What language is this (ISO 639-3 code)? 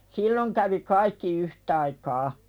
fin